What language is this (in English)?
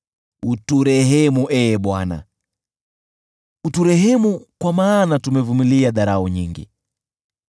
Swahili